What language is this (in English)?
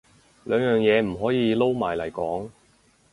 Cantonese